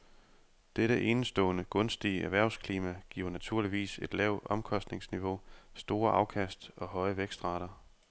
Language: Danish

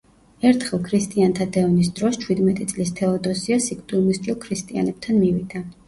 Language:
Georgian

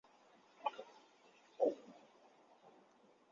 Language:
Chinese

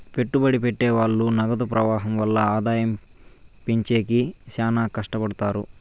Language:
Telugu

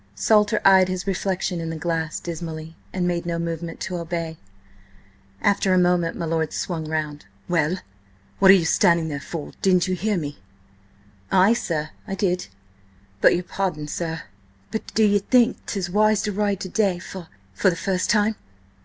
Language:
English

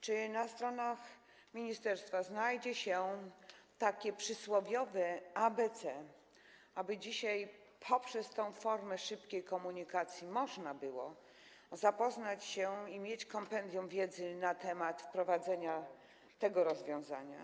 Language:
Polish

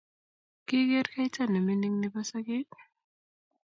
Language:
Kalenjin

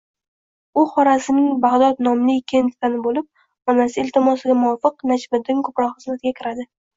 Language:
Uzbek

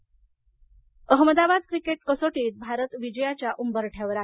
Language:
Marathi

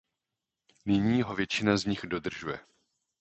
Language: Czech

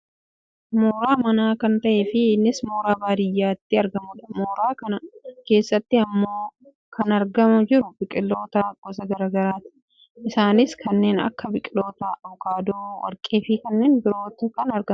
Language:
Oromo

